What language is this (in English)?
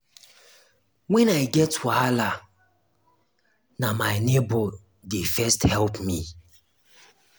Nigerian Pidgin